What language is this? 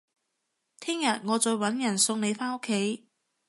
Cantonese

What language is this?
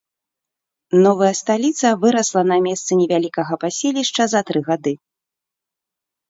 Belarusian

